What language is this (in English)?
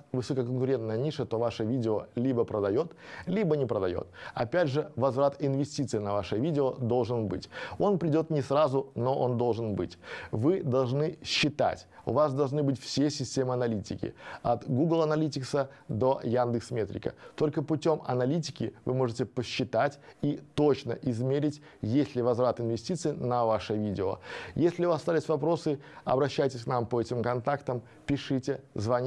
Russian